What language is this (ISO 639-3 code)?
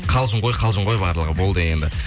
kaz